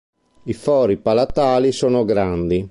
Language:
Italian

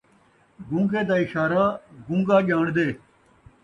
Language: Saraiki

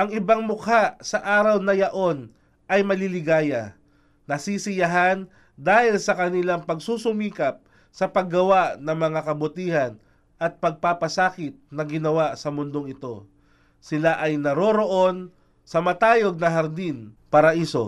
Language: Filipino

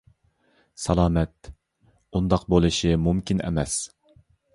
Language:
Uyghur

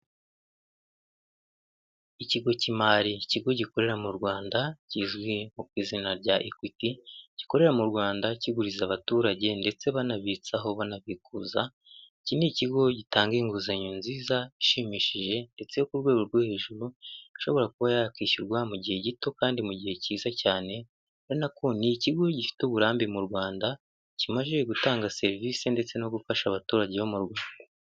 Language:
Kinyarwanda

